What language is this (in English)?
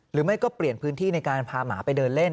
Thai